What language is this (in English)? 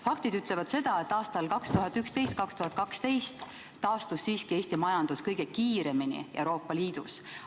Estonian